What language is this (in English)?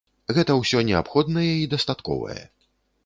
Belarusian